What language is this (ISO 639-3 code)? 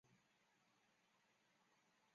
zho